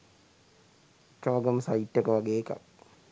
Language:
Sinhala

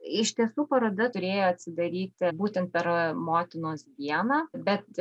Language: Lithuanian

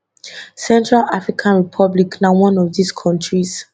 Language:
Nigerian Pidgin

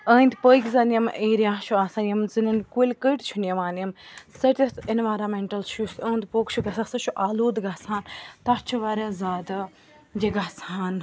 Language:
Kashmiri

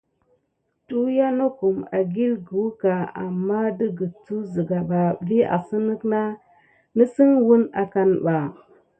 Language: Gidar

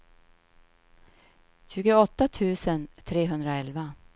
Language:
Swedish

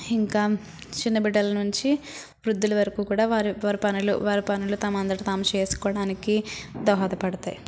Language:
Telugu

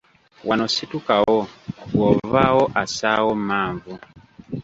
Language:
Ganda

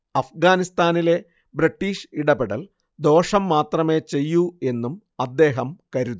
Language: Malayalam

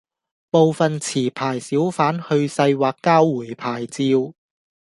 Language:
Cantonese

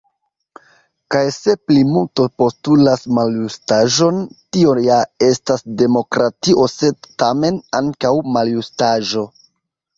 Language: Esperanto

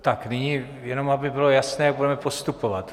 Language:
Czech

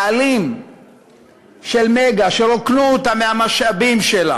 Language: Hebrew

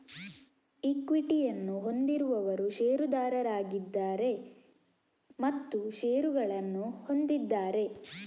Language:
Kannada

